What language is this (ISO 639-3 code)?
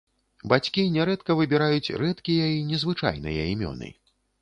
bel